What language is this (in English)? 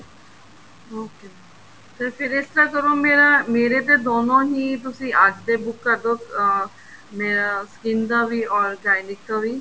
Punjabi